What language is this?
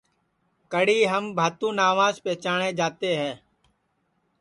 Sansi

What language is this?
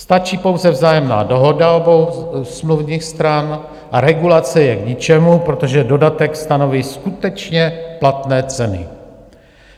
Czech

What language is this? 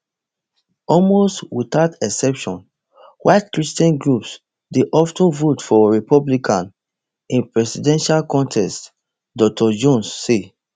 Nigerian Pidgin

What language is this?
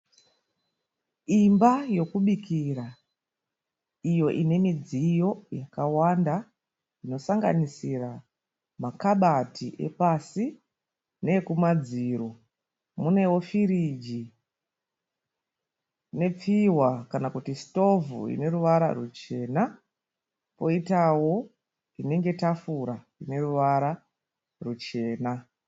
Shona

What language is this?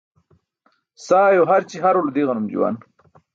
Burushaski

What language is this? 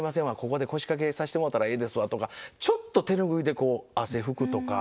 Japanese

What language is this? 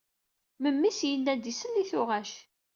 Kabyle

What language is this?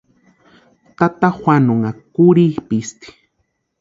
Western Highland Purepecha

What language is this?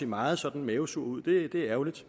Danish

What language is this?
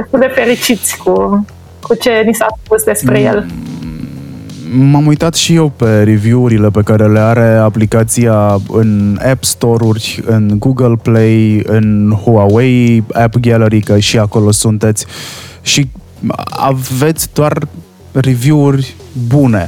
Romanian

